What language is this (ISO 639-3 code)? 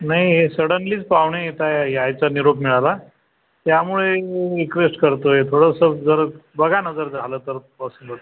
mar